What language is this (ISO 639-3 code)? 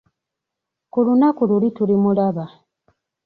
lug